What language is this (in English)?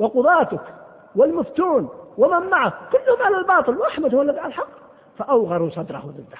Arabic